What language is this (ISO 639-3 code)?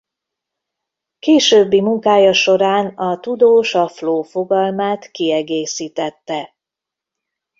hun